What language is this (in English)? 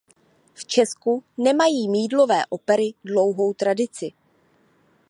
Czech